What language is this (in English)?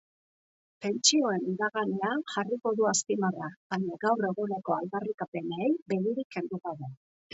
Basque